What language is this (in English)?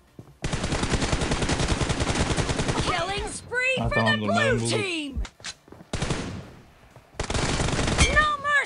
Turkish